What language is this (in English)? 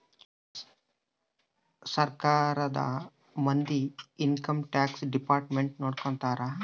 Kannada